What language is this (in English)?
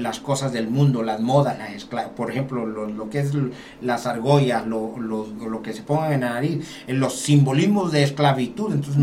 Spanish